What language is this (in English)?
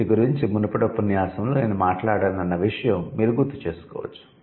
Telugu